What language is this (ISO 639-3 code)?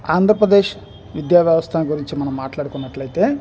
tel